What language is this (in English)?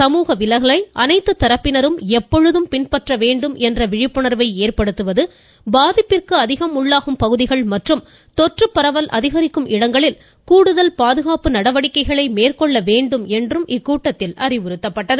Tamil